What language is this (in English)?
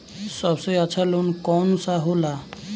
Bhojpuri